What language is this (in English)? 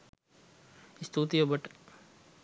Sinhala